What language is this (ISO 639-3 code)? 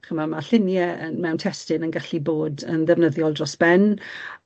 cym